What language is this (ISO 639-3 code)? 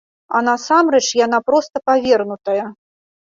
bel